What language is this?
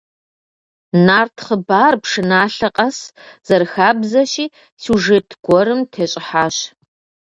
Kabardian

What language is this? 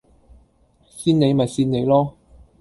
Cantonese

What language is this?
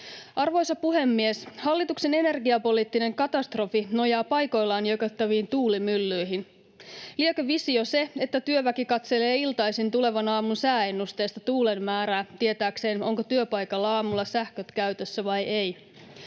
Finnish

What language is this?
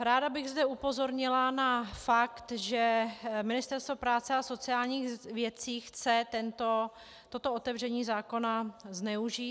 Czech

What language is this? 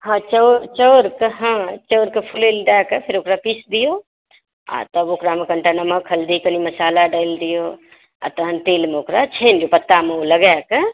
Maithili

